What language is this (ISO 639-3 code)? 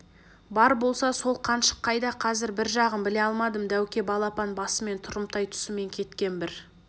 kaz